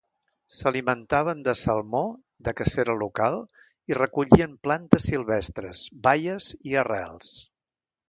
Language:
Catalan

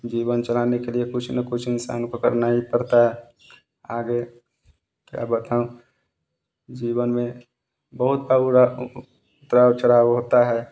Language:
Hindi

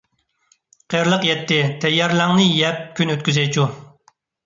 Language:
Uyghur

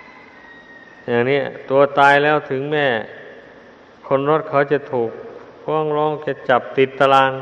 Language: Thai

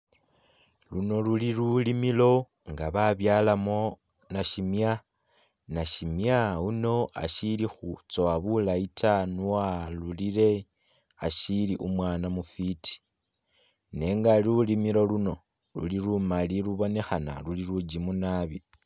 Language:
Masaaba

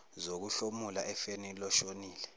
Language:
Zulu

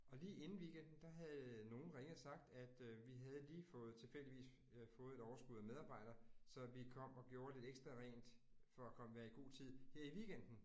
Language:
Danish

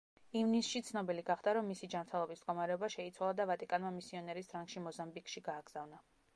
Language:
Georgian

